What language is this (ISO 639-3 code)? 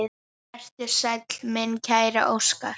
isl